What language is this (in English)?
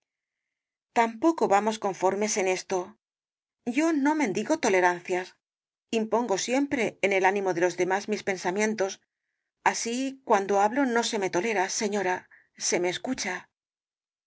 Spanish